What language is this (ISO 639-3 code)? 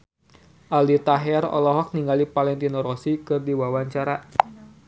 sun